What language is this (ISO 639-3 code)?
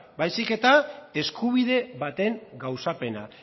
eus